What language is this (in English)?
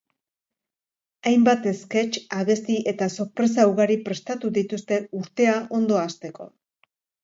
Basque